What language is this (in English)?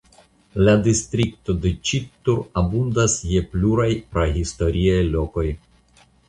Esperanto